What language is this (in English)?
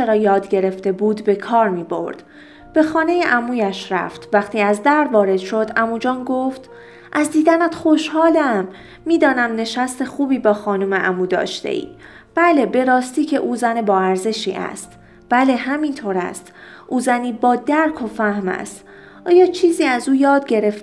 Persian